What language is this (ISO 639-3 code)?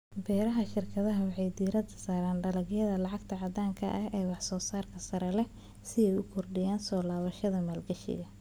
som